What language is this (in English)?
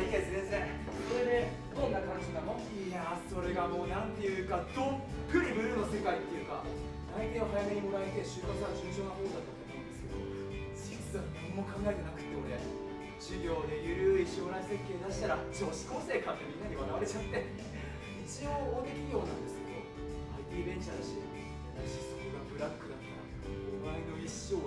Japanese